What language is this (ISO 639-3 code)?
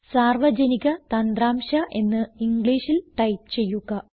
mal